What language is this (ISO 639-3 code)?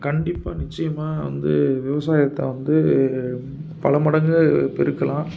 tam